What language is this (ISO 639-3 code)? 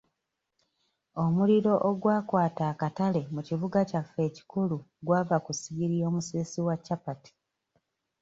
lug